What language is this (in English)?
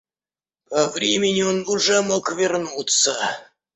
Russian